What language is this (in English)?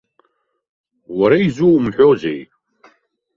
Abkhazian